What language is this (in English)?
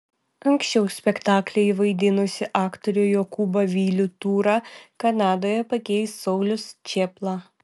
Lithuanian